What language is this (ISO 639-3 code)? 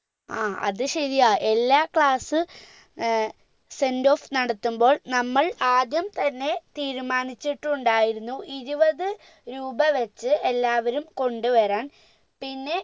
mal